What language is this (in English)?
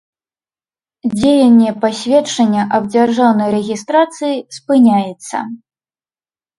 Belarusian